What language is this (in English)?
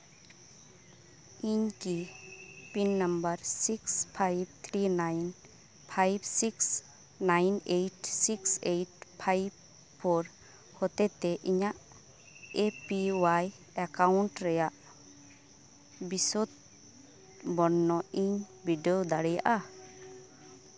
Santali